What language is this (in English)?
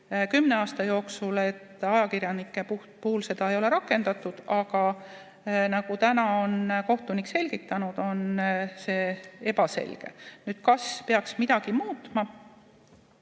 Estonian